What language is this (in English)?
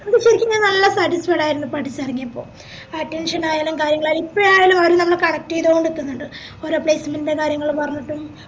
Malayalam